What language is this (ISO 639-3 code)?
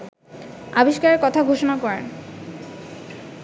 ben